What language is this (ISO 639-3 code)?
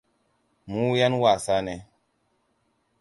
hau